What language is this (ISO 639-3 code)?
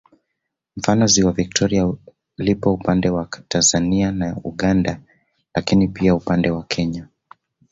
swa